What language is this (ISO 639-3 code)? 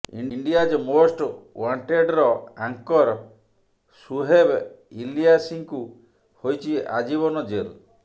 ori